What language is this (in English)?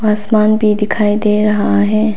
Hindi